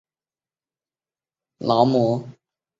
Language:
Chinese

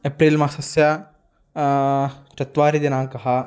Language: Sanskrit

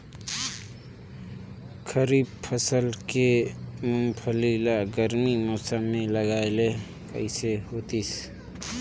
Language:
Chhattisgarhi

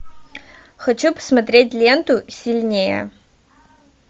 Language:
Russian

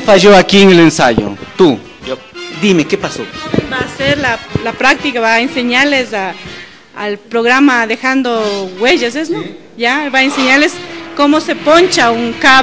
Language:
Spanish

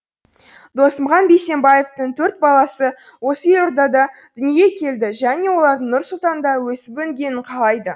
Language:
Kazakh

